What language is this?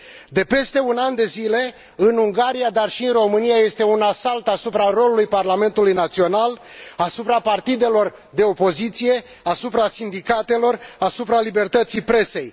Romanian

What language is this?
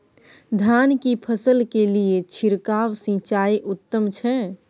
Maithili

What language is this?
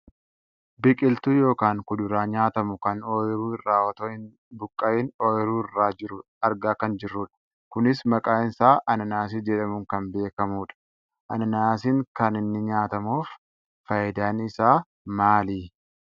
Oromo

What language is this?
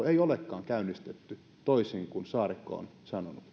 Finnish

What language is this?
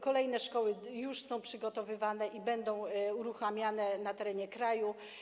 Polish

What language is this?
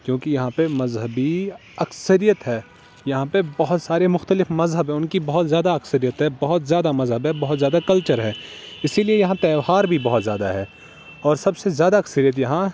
Urdu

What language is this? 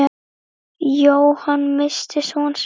Icelandic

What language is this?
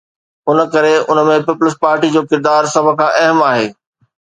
Sindhi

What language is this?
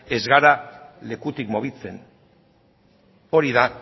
Basque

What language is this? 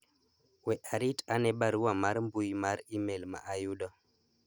Luo (Kenya and Tanzania)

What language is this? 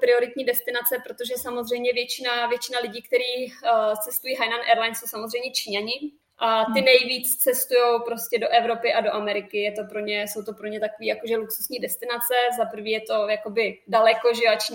Czech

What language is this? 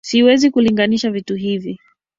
Swahili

